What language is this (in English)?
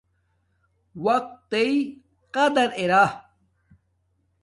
Domaaki